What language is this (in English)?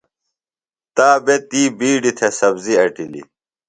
Phalura